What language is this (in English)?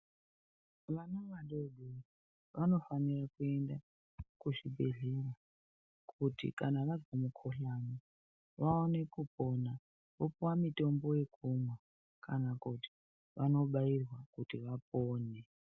Ndau